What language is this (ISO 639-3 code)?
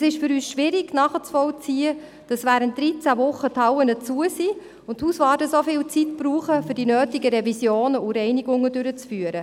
gsw